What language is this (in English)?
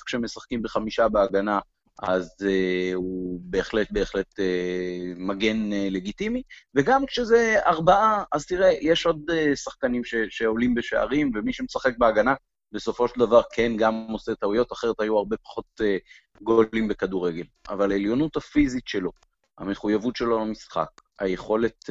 Hebrew